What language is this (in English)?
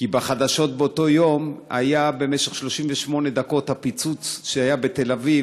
Hebrew